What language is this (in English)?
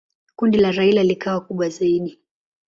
Swahili